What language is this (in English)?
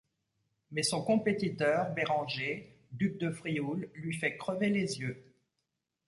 French